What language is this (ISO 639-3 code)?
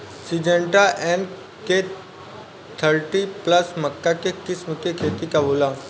bho